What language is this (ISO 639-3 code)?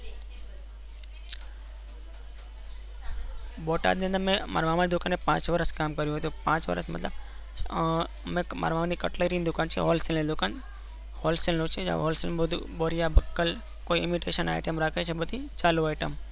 guj